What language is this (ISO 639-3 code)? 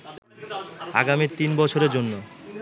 ben